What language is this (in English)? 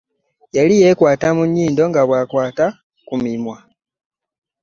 Ganda